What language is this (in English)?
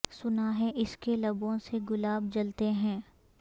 Urdu